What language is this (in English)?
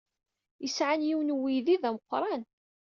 Kabyle